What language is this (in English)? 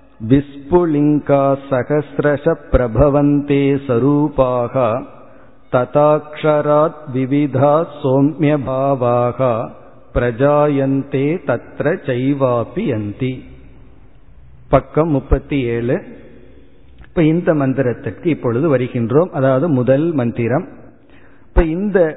Tamil